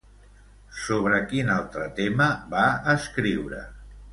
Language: Catalan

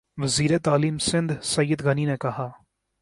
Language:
Urdu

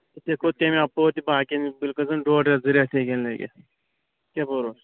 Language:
Kashmiri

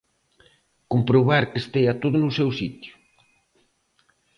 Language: Galician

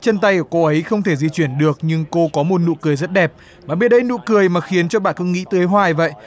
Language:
Vietnamese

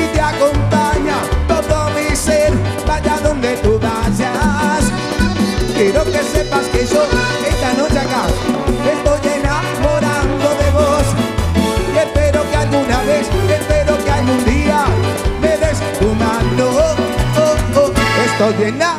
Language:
Spanish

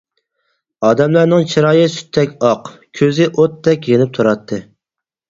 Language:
Uyghur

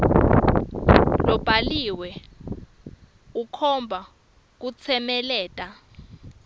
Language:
Swati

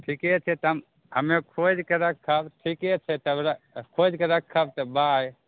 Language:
Maithili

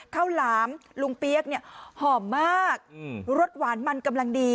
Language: Thai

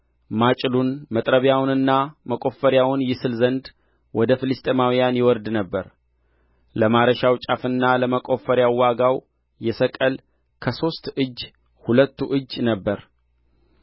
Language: Amharic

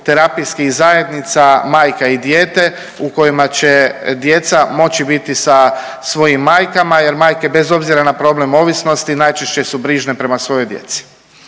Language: Croatian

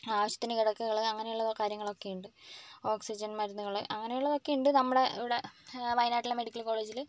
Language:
Malayalam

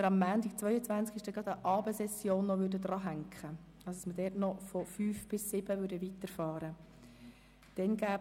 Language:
Swiss German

